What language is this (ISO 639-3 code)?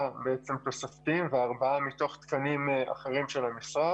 heb